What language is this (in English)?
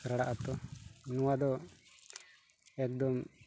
Santali